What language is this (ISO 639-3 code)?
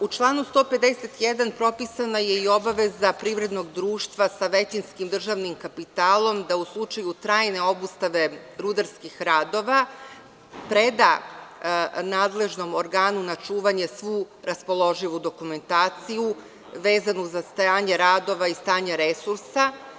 srp